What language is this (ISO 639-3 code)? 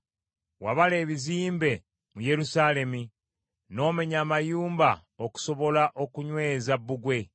lug